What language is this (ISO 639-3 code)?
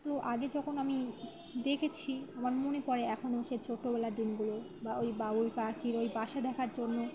ben